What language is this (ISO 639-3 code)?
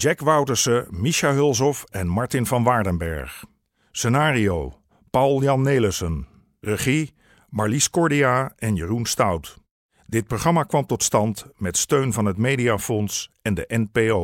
nld